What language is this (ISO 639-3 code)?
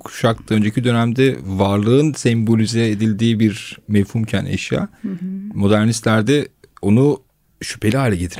tur